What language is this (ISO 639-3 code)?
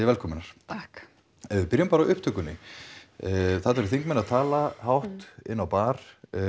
isl